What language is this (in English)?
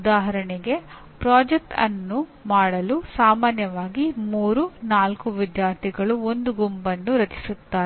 Kannada